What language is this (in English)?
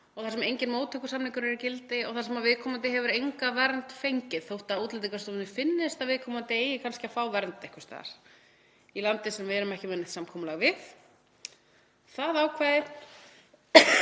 Icelandic